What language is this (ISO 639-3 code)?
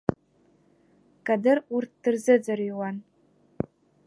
abk